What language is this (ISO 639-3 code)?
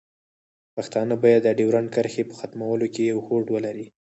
pus